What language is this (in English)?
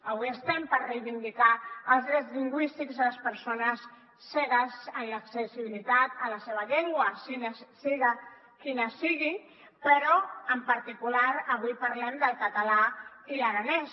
Catalan